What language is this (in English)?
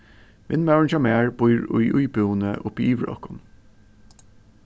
Faroese